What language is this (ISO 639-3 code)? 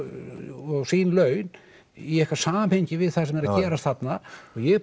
isl